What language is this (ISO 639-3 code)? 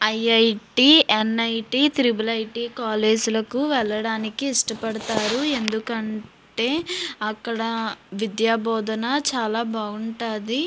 tel